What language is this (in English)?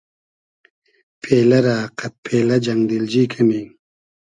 Hazaragi